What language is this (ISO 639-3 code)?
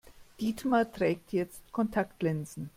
deu